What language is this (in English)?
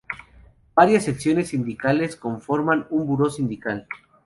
Spanish